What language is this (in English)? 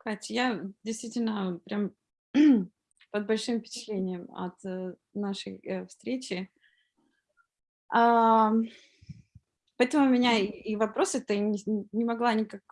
Russian